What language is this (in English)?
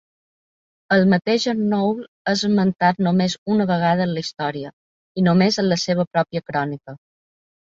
Catalan